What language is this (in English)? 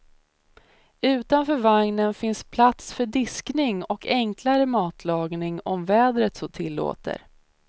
Swedish